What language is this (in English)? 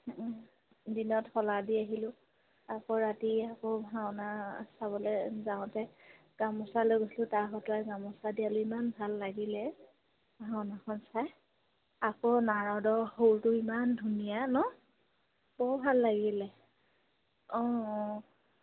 Assamese